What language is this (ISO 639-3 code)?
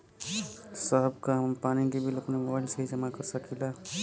bho